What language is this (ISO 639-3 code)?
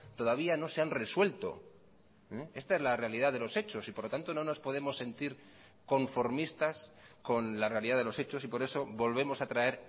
spa